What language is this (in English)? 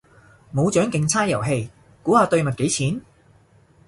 Cantonese